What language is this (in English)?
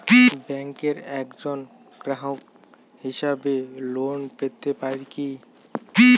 Bangla